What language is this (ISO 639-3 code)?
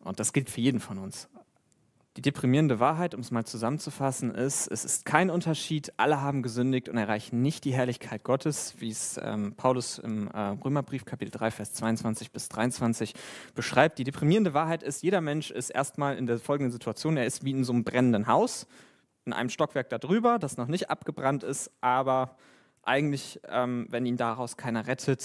deu